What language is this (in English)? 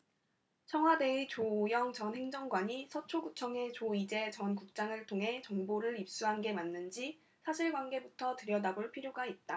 Korean